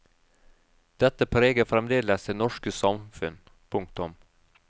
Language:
Norwegian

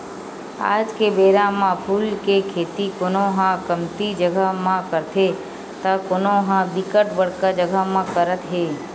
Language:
Chhattisgarhi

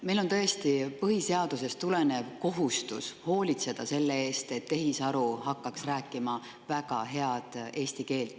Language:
Estonian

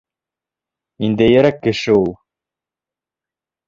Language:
Bashkir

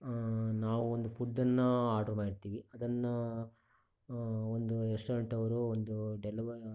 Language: Kannada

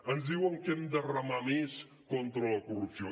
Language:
Catalan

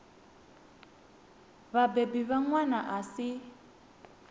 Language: Venda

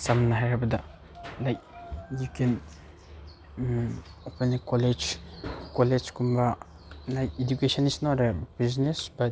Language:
Manipuri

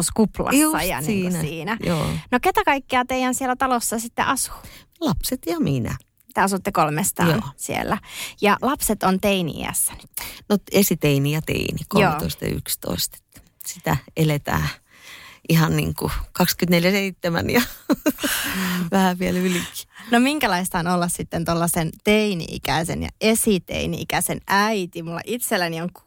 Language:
Finnish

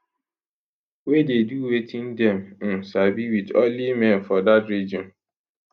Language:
Nigerian Pidgin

